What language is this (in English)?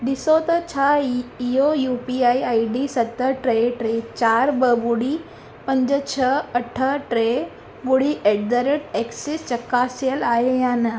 Sindhi